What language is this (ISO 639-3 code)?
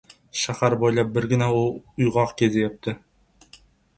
uzb